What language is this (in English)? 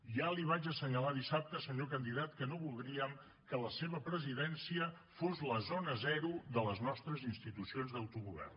Catalan